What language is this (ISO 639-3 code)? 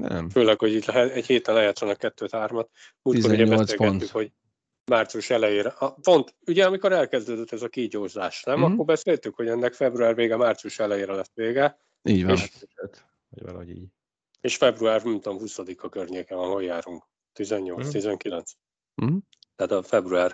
hun